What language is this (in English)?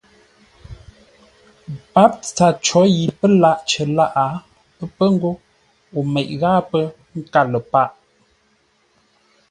Ngombale